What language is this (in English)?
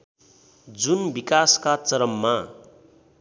Nepali